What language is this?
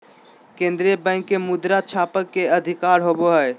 Magahi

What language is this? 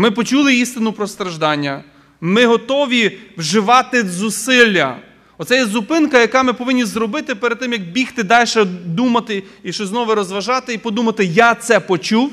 Ukrainian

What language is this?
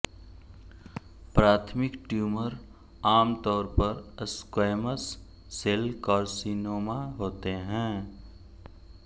Hindi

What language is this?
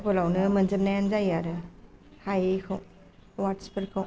Bodo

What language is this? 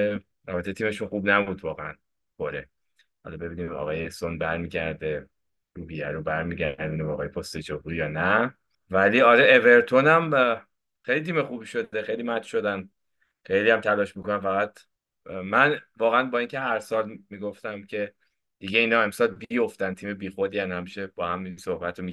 Persian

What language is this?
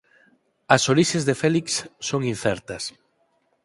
Galician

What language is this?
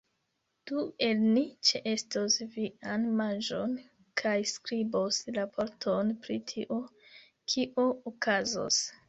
Esperanto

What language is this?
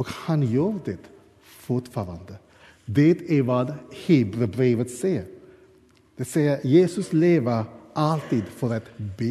Swedish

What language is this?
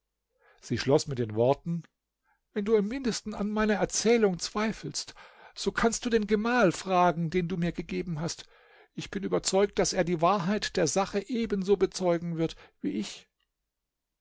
German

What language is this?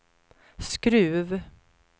Swedish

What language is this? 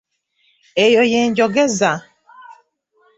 Ganda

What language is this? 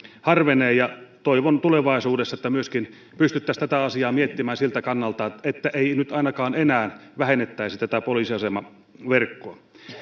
Finnish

